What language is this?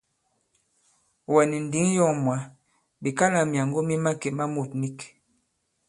Bankon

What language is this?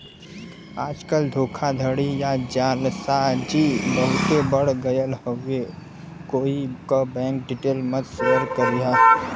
Bhojpuri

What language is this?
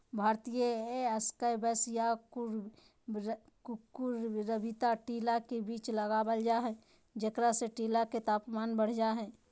Magahi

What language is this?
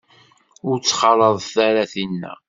Kabyle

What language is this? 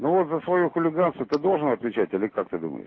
Russian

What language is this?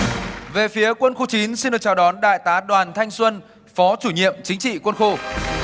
Vietnamese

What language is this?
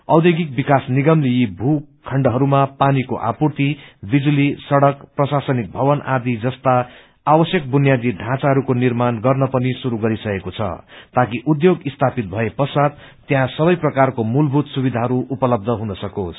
Nepali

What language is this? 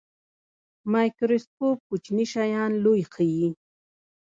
Pashto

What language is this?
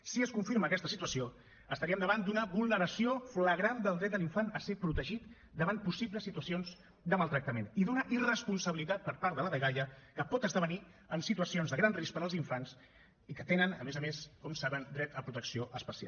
Catalan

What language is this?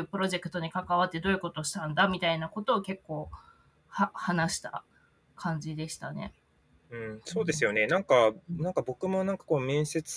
Japanese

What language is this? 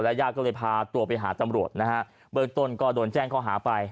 Thai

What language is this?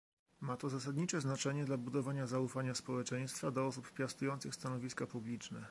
Polish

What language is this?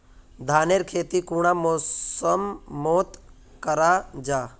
Magahi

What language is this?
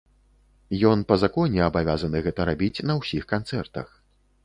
Belarusian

